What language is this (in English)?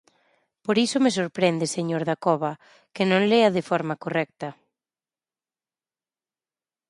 Galician